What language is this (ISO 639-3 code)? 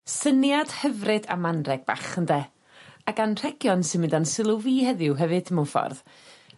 cym